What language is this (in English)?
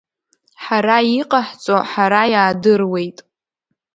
Abkhazian